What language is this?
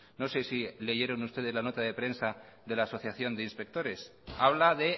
Spanish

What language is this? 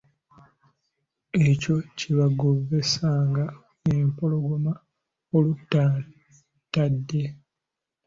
Ganda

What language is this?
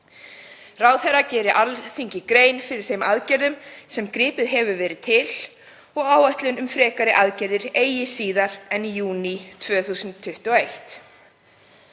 Icelandic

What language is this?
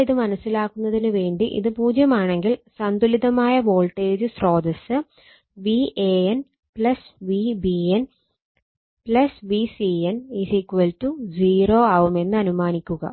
Malayalam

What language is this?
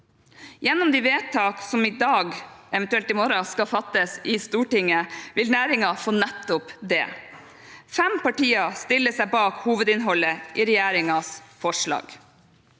Norwegian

